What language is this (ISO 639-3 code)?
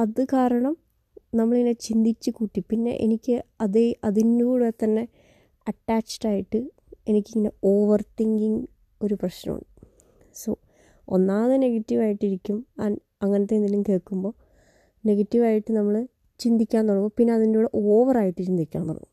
mal